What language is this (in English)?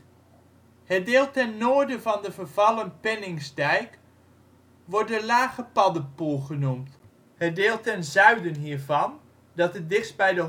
Dutch